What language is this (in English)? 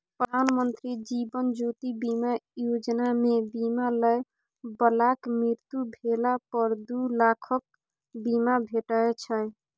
Maithili